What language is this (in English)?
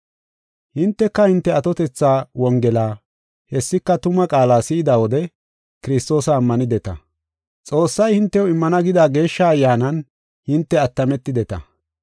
Gofa